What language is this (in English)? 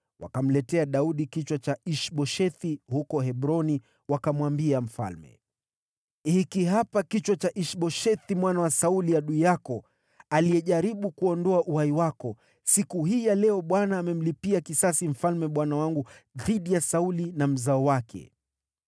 Swahili